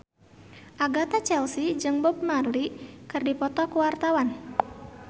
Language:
Sundanese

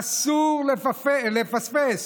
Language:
Hebrew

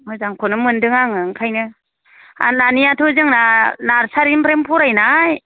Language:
Bodo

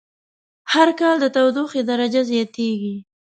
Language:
Pashto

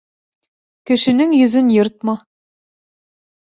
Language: Bashkir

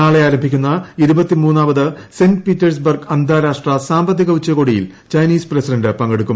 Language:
Malayalam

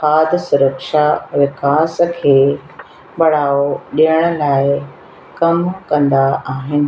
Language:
Sindhi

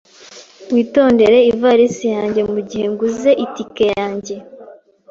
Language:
Kinyarwanda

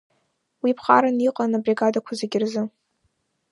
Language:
Abkhazian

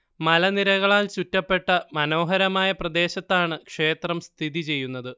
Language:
Malayalam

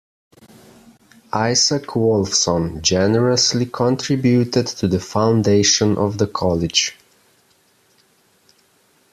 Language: English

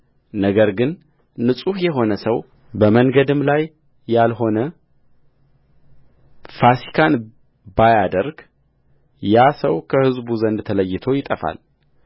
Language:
Amharic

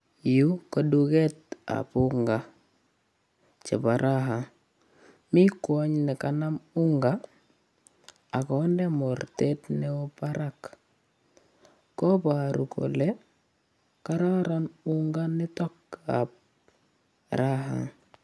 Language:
Kalenjin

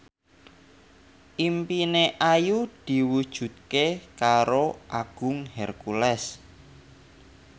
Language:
Javanese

